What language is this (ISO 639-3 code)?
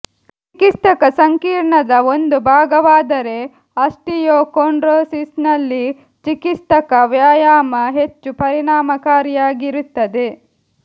kan